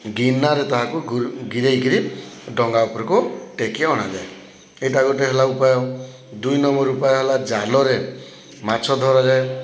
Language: Odia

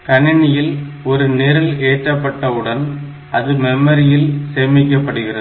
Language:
Tamil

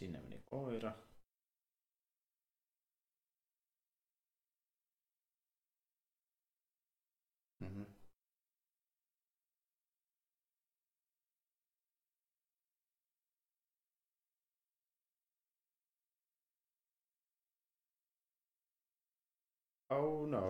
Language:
Finnish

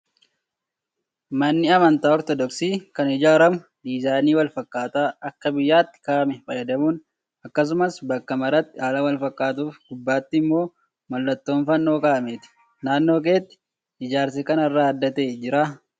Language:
Oromo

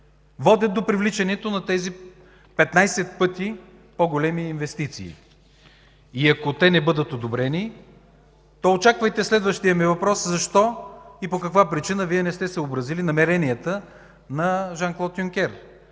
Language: Bulgarian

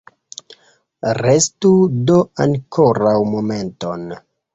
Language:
Esperanto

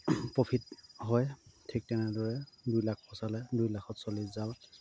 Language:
Assamese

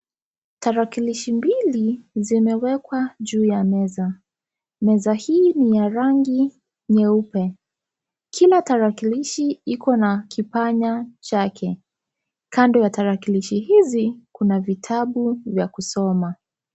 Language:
Swahili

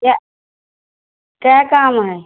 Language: Hindi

